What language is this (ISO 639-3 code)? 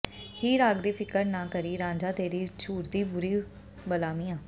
pan